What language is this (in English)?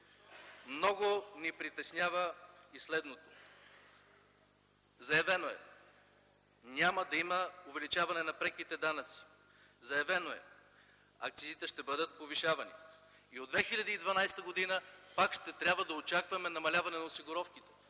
Bulgarian